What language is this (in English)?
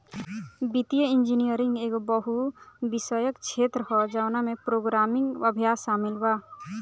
Bhojpuri